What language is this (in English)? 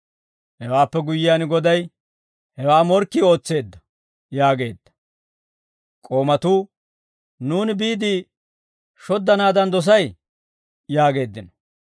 Dawro